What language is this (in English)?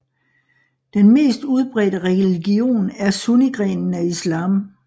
Danish